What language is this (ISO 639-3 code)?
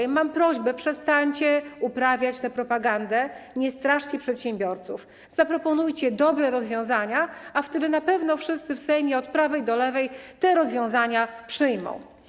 pol